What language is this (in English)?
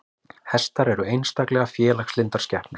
Icelandic